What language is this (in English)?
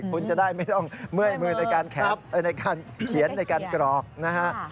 Thai